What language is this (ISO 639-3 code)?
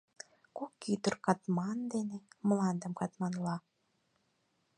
chm